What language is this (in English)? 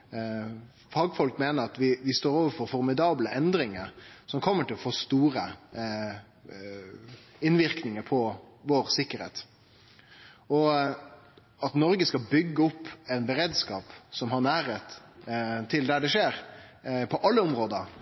Norwegian Nynorsk